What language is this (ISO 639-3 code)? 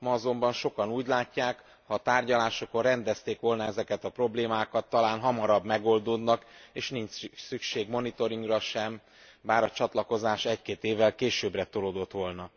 hun